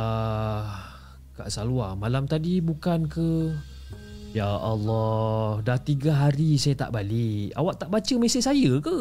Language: Malay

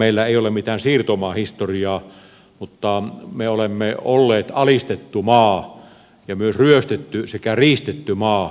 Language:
Finnish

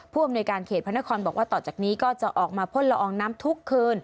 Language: Thai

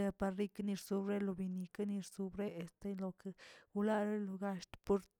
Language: Tilquiapan Zapotec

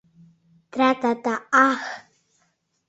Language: Mari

